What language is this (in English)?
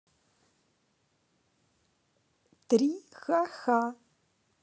Russian